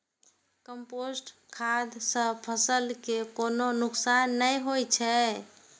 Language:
Maithili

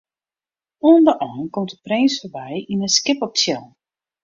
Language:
Western Frisian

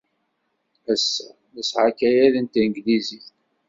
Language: Kabyle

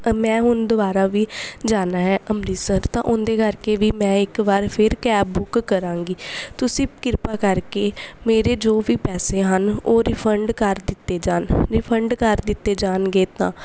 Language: Punjabi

